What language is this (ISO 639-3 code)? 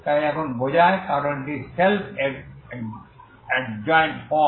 ben